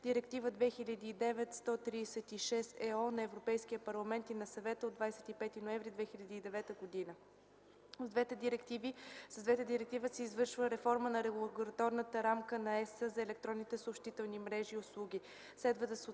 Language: Bulgarian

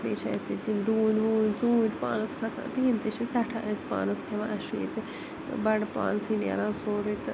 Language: Kashmiri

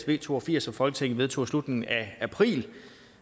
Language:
Danish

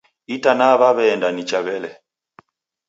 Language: Taita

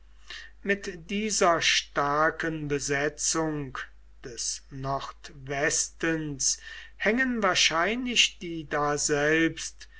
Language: German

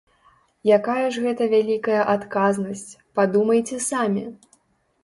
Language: Belarusian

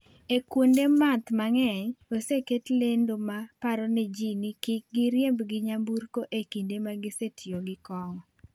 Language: Luo (Kenya and Tanzania)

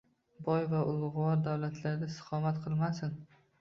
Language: Uzbek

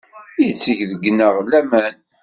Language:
Kabyle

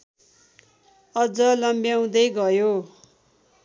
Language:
Nepali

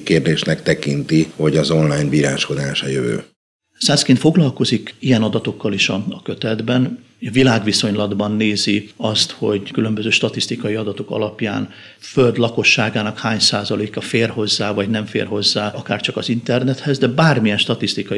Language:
Hungarian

